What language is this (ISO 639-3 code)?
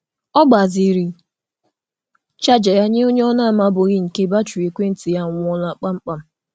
ibo